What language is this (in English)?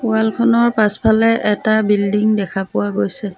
Assamese